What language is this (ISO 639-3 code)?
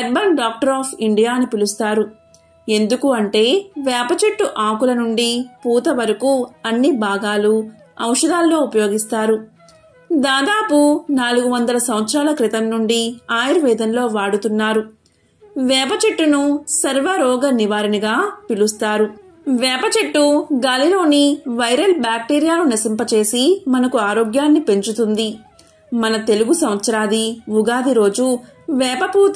tel